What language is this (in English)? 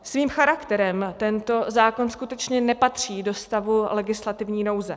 Czech